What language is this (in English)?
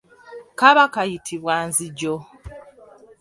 Ganda